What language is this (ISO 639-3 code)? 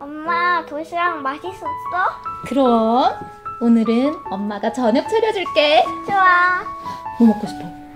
kor